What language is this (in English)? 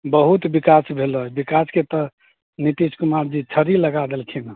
Maithili